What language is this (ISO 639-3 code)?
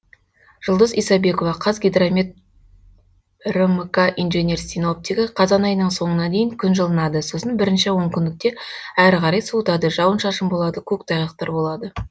kaz